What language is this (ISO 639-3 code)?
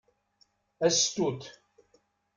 kab